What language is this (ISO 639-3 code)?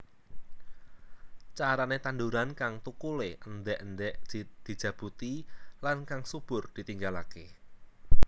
jav